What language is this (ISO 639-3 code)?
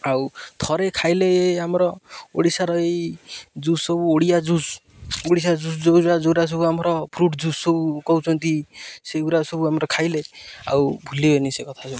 ori